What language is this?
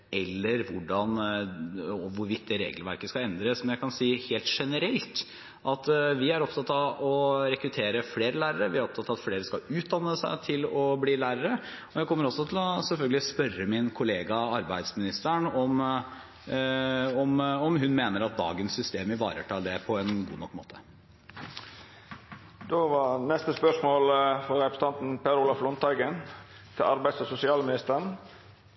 Norwegian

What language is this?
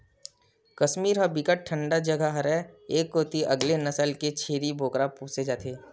Chhattisgarhi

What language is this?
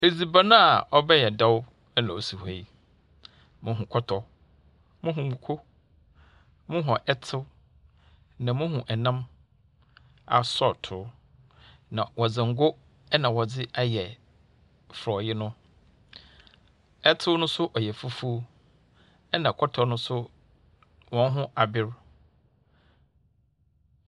Akan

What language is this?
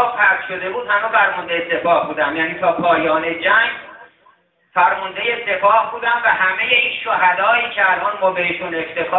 Persian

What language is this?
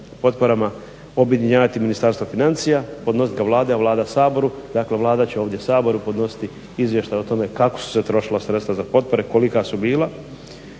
Croatian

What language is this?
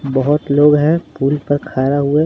Hindi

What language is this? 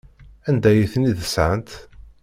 Kabyle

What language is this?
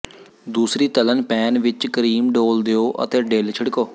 Punjabi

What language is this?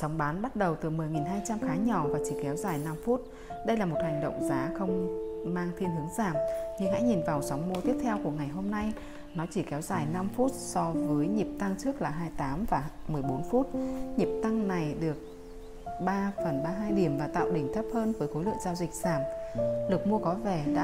Vietnamese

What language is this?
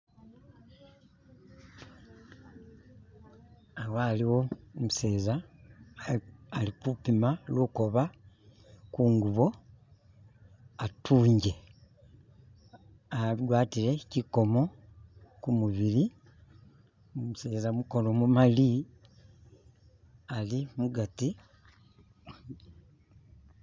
Masaaba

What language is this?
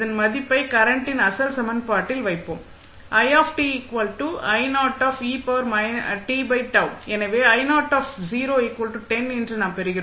Tamil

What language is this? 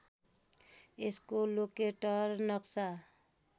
Nepali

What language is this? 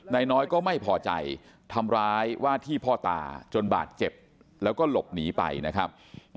Thai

